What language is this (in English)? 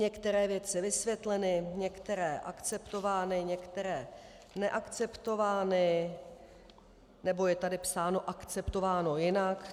Czech